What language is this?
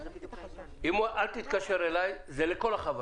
Hebrew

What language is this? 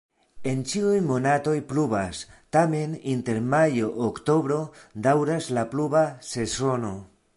Esperanto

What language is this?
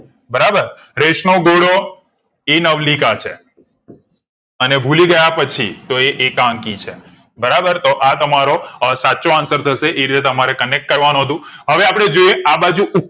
Gujarati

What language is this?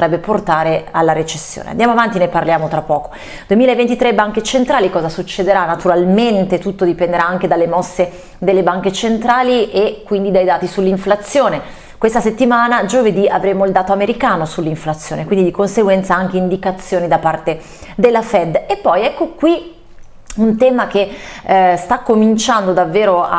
Italian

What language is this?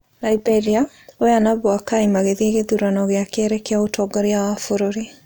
Kikuyu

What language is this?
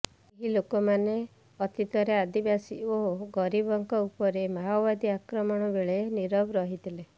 Odia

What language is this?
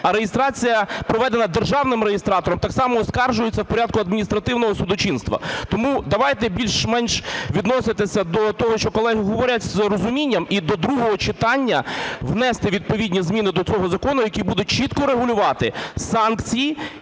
Ukrainian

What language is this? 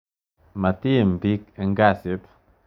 Kalenjin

